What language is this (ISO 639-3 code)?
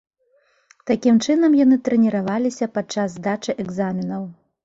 bel